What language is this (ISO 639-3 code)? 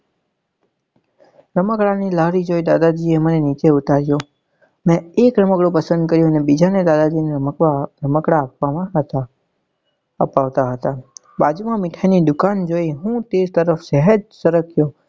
guj